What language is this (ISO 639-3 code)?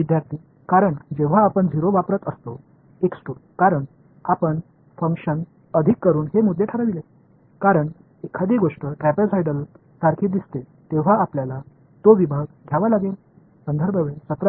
mar